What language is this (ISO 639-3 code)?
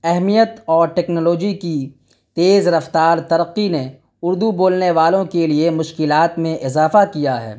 urd